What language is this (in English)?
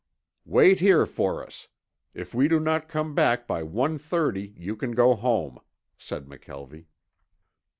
English